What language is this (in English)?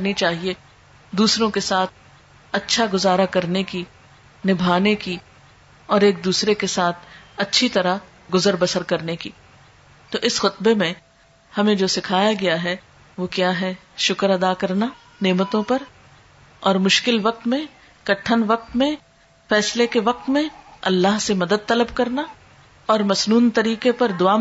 Urdu